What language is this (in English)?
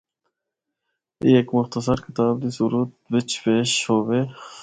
Northern Hindko